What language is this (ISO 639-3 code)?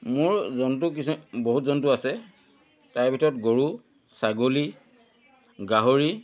asm